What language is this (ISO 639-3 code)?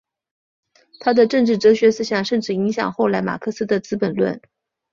zho